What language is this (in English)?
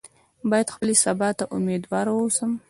Pashto